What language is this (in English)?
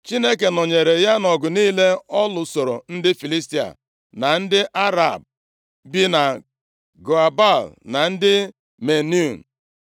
Igbo